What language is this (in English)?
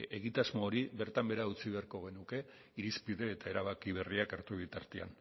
Basque